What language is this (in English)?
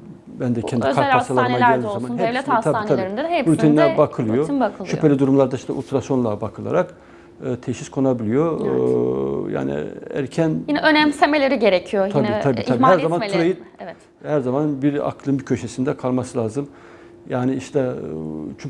Turkish